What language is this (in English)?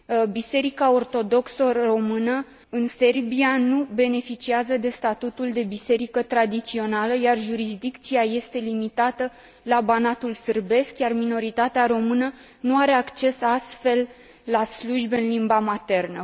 Romanian